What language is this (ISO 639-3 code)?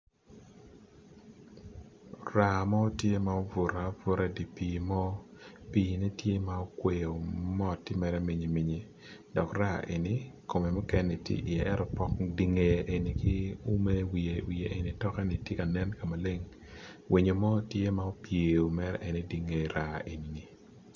ach